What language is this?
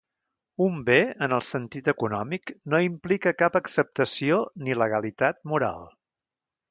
Catalan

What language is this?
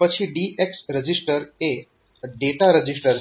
Gujarati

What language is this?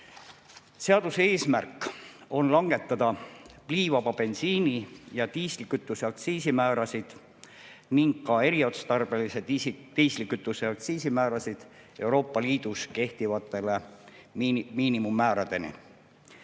Estonian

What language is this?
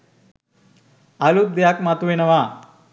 Sinhala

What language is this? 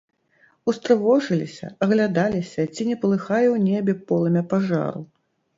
Belarusian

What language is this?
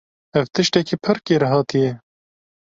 Kurdish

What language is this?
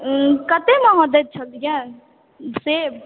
Maithili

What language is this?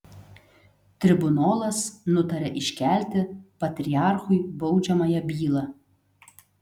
Lithuanian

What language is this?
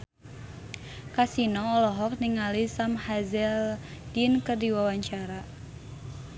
Sundanese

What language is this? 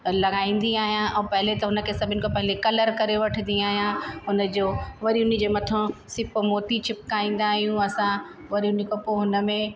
Sindhi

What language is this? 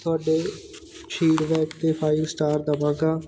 Punjabi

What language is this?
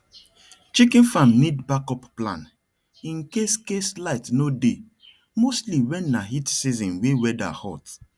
Nigerian Pidgin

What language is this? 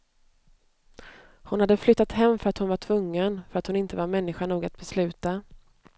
Swedish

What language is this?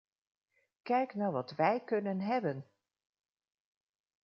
Dutch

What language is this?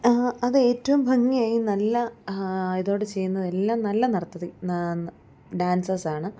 Malayalam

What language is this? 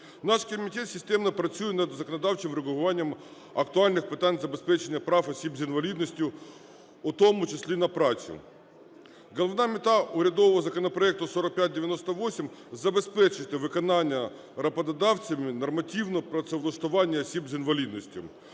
Ukrainian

